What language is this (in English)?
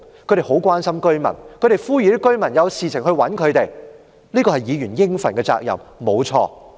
Cantonese